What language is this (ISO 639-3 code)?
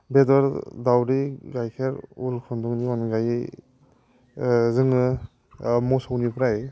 brx